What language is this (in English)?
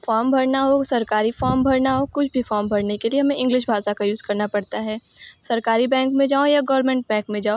Hindi